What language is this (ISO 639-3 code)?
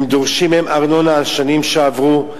heb